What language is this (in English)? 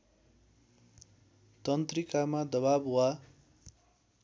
Nepali